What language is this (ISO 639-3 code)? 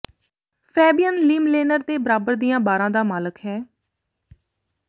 pan